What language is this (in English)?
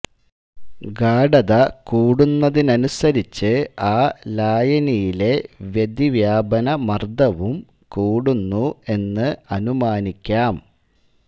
Malayalam